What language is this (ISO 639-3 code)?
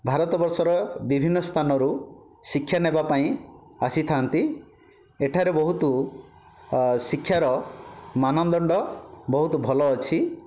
ori